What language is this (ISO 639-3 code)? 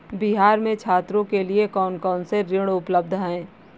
hin